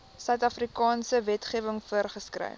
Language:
Afrikaans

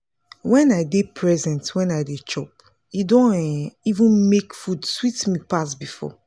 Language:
Nigerian Pidgin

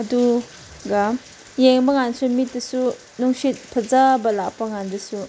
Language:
Manipuri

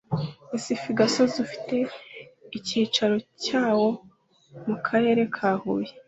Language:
Kinyarwanda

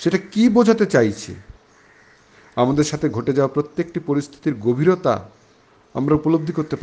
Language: Bangla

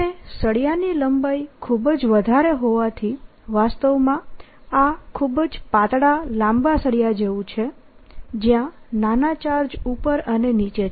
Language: Gujarati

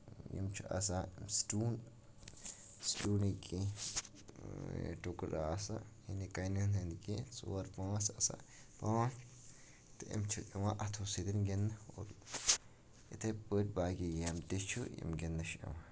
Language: Kashmiri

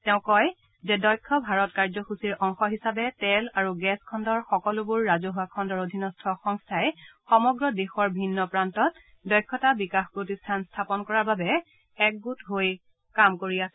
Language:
Assamese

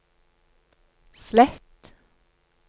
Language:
Norwegian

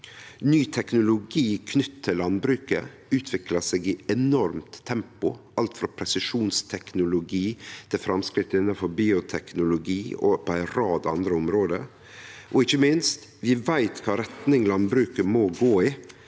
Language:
Norwegian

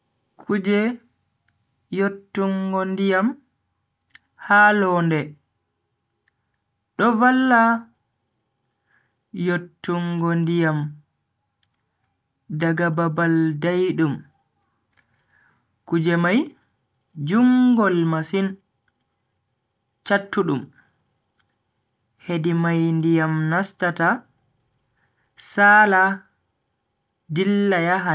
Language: Bagirmi Fulfulde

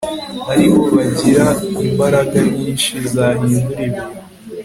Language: Kinyarwanda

